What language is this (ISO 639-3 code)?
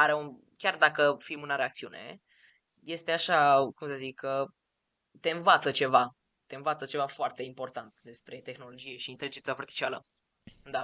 ron